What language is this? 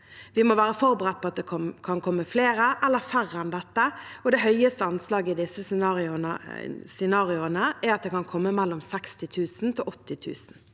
Norwegian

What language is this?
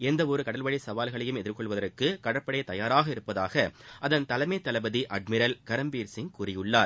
Tamil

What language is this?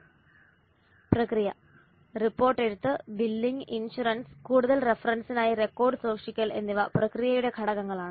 Malayalam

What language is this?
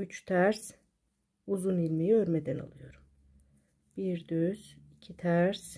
Turkish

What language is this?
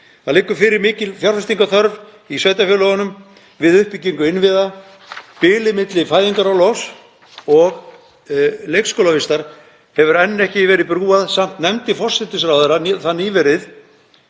Icelandic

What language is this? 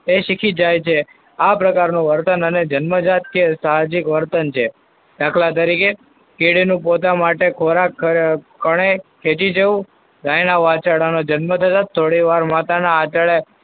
Gujarati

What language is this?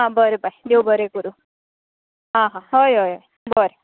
Konkani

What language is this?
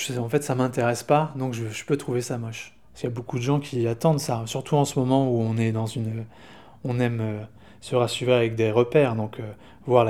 French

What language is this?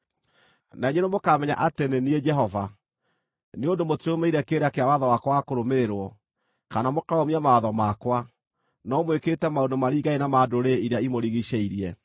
Kikuyu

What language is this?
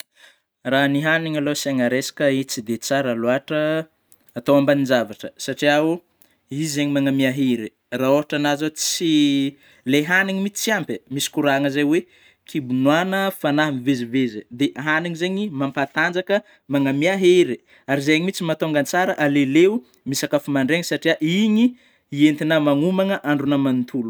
Northern Betsimisaraka Malagasy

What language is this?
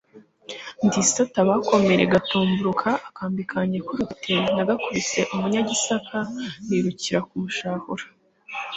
Kinyarwanda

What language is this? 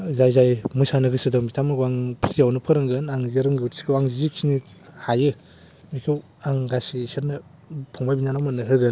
Bodo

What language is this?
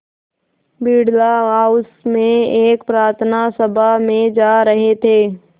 Hindi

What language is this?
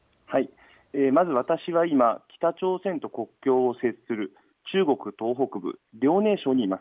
Japanese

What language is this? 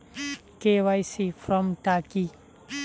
Bangla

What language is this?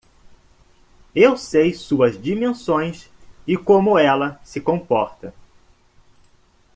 Portuguese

